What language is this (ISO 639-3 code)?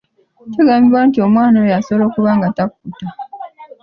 lug